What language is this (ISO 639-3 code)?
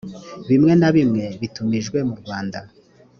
kin